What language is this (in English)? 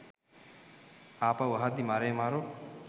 Sinhala